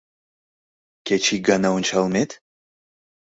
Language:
Mari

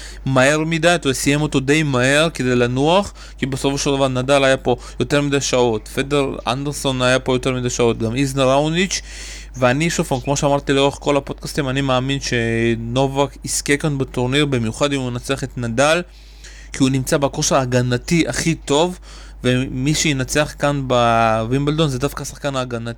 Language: Hebrew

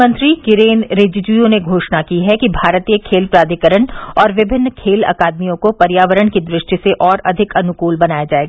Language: Hindi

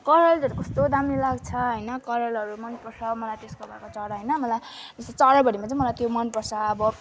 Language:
Nepali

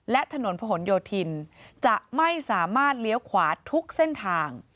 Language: Thai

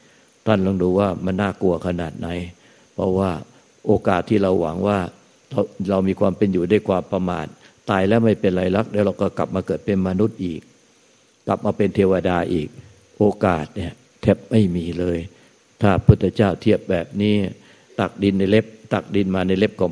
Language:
Thai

